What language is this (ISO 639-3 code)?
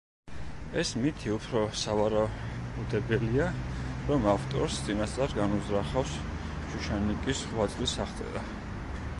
kat